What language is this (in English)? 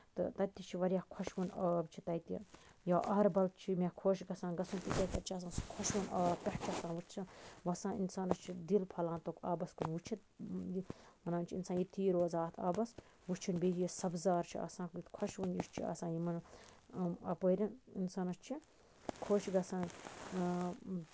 Kashmiri